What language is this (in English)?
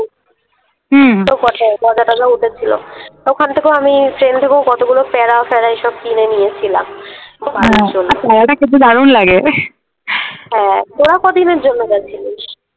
Bangla